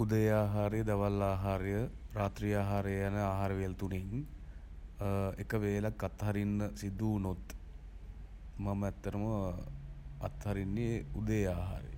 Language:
Sinhala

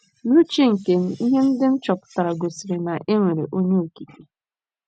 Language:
Igbo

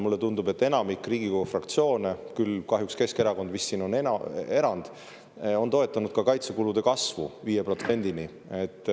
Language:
Estonian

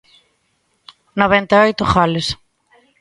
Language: Galician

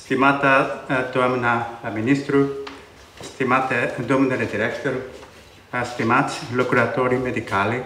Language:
Romanian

